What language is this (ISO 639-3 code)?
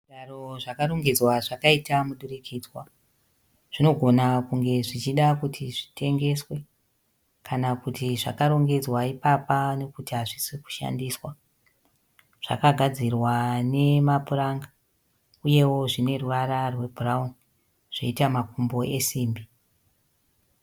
sna